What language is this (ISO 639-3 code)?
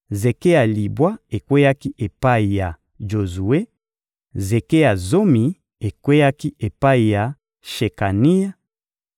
lin